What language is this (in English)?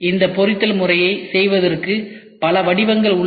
Tamil